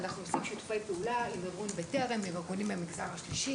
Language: Hebrew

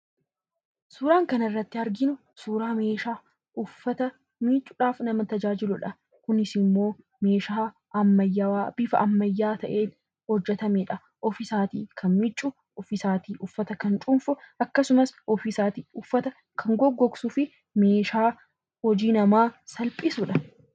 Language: Oromo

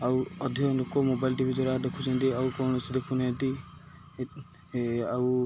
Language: Odia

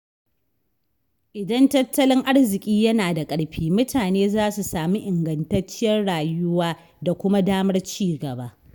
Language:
Hausa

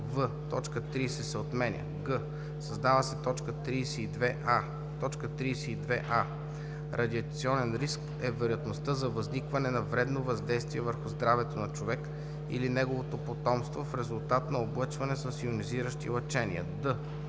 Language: Bulgarian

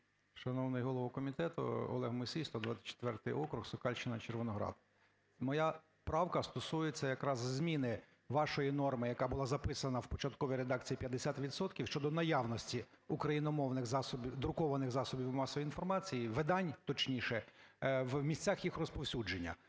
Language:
Ukrainian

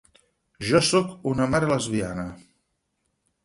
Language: Catalan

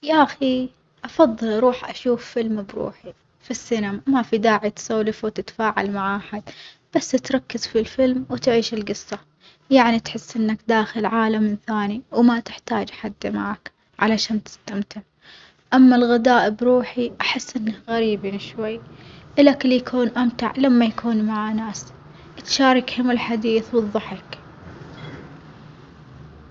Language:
Omani Arabic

